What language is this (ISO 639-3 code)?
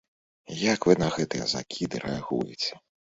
bel